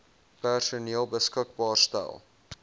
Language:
Afrikaans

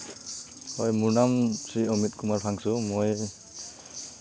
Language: Assamese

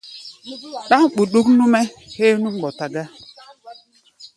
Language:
Gbaya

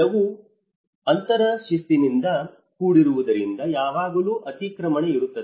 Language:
Kannada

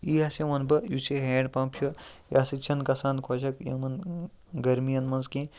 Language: Kashmiri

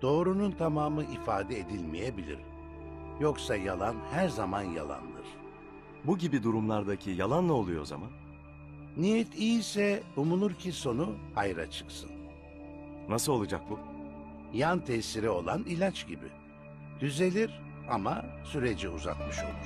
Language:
Turkish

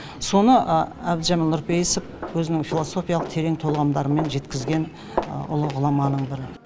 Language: Kazakh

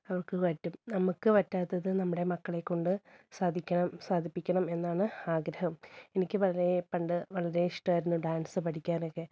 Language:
Malayalam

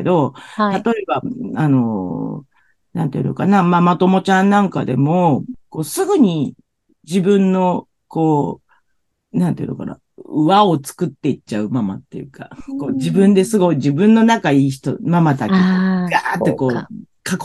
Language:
Japanese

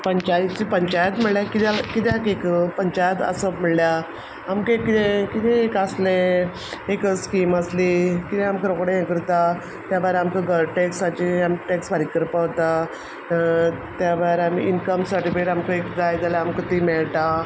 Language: Konkani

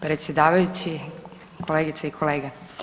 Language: Croatian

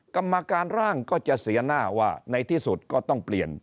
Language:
Thai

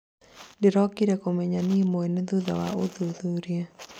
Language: Kikuyu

